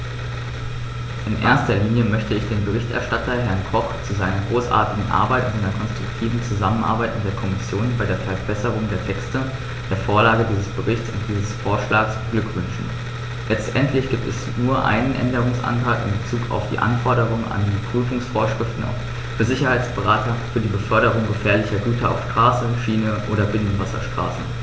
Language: German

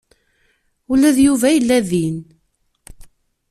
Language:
Kabyle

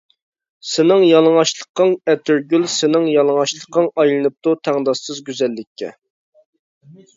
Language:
Uyghur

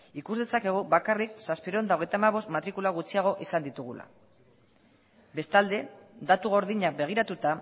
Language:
Basque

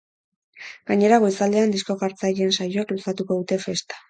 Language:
Basque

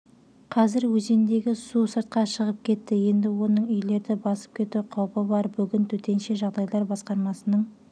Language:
Kazakh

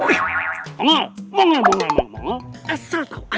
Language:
Indonesian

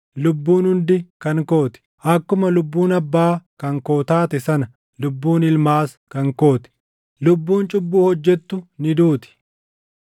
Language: Oromo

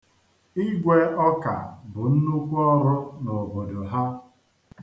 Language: Igbo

